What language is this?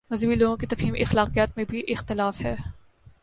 Urdu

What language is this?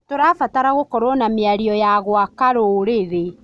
Kikuyu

